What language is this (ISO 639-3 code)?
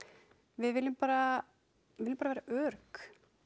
isl